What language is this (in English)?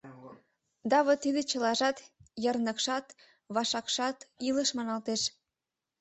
Mari